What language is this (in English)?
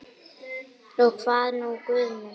Icelandic